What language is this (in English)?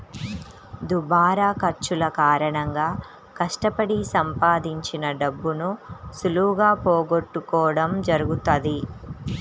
Telugu